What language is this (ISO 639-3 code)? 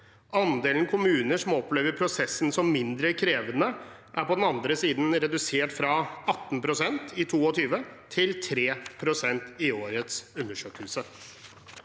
nor